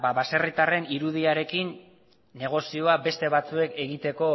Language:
Basque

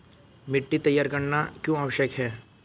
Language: Hindi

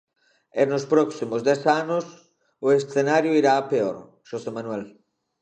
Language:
Galician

